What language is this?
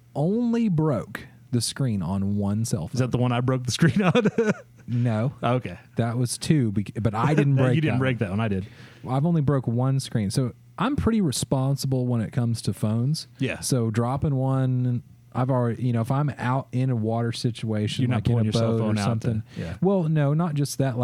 English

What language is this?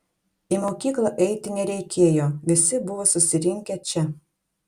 Lithuanian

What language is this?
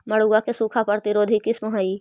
Magahi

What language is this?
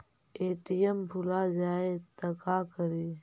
Magahi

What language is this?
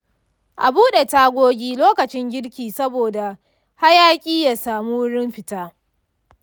Hausa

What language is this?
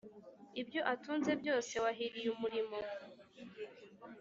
Kinyarwanda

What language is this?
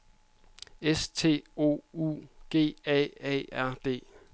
Danish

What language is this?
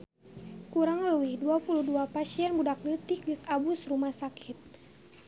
Sundanese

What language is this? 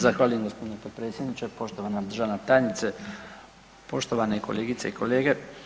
Croatian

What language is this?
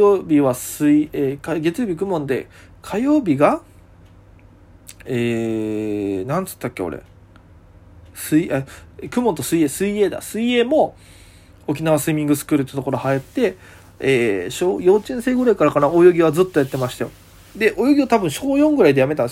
Japanese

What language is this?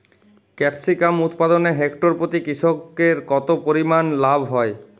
Bangla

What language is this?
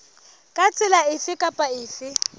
Southern Sotho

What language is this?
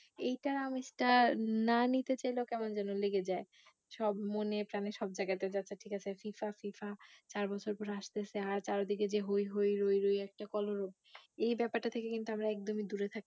Bangla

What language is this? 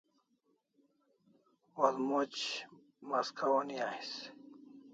Kalasha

